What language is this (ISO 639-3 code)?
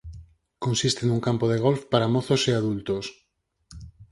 glg